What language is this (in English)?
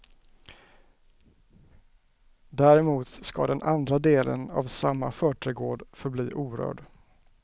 Swedish